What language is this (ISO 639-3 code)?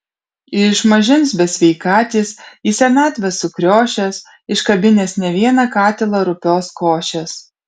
lit